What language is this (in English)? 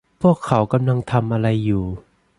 Thai